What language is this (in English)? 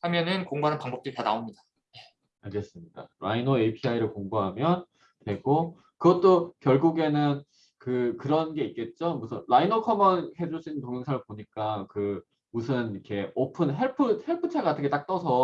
Korean